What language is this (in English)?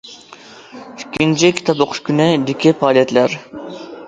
Uyghur